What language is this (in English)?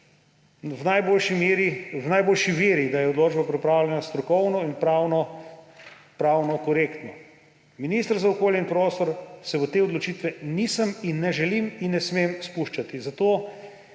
Slovenian